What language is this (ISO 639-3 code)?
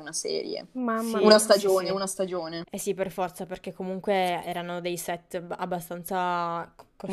ita